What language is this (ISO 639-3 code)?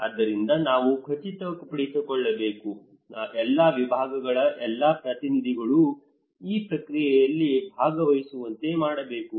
kan